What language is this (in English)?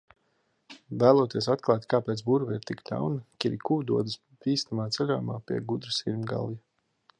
Latvian